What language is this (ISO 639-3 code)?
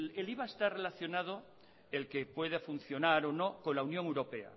spa